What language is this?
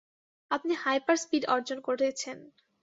Bangla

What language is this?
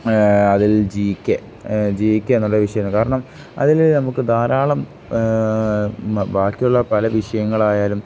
Malayalam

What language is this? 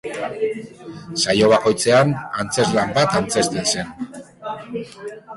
Basque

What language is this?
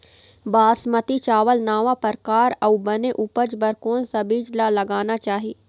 Chhattisgarhi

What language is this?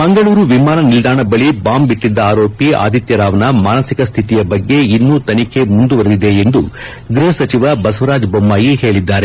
Kannada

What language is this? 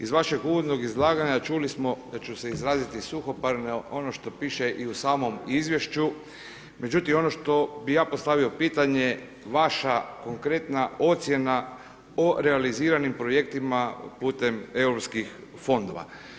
Croatian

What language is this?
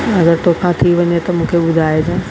Sindhi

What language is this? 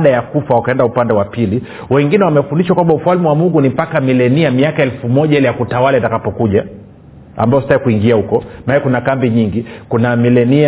Swahili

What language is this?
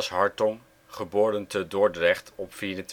Dutch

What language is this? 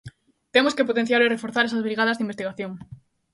Galician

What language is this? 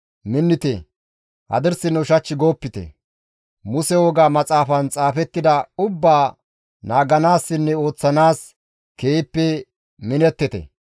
Gamo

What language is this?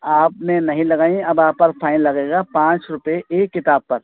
Urdu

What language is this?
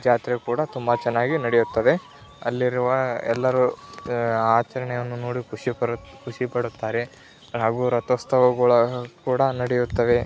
Kannada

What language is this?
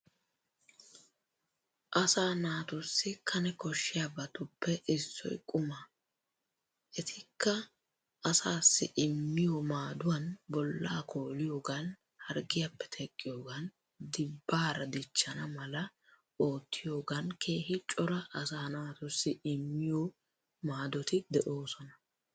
Wolaytta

